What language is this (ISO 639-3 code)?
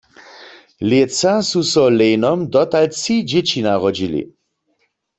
hsb